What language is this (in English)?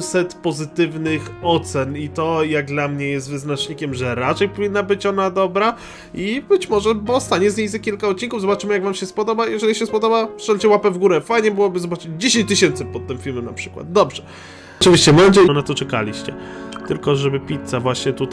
Polish